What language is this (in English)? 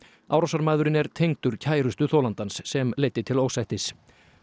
Icelandic